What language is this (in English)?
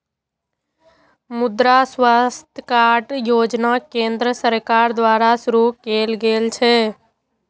Maithili